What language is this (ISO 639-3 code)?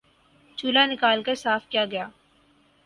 urd